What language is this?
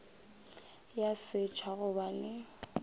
Northern Sotho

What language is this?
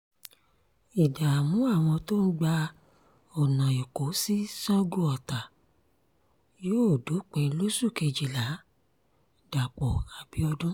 Yoruba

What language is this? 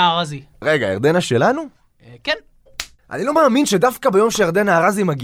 Hebrew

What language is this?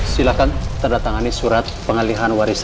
Indonesian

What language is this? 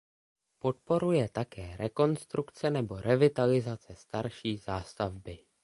Czech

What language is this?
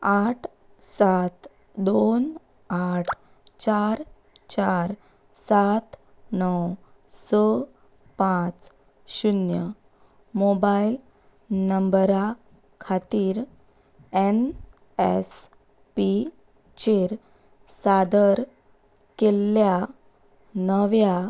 Konkani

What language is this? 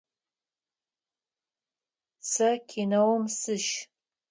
Adyghe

